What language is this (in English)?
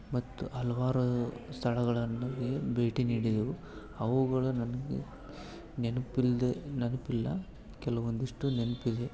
Kannada